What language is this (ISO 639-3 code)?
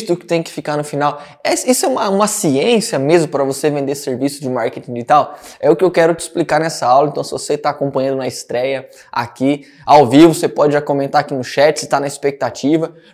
por